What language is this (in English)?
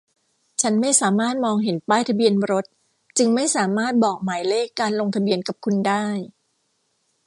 Thai